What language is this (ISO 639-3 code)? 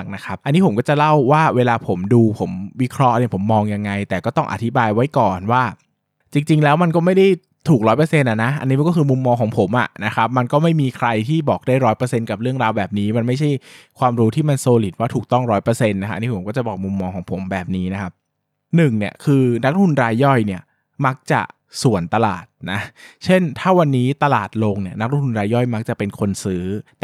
tha